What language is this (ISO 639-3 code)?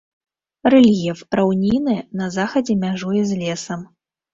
bel